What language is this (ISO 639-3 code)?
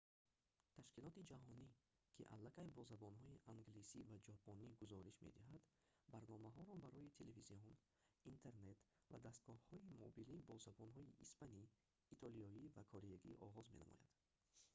tgk